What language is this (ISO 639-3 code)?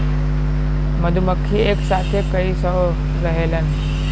bho